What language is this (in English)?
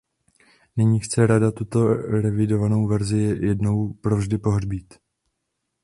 Czech